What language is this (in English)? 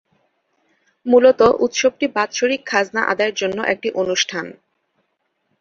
Bangla